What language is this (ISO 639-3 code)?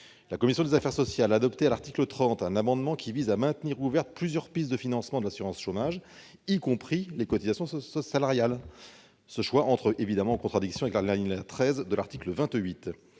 fra